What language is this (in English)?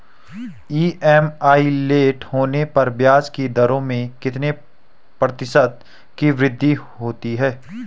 Hindi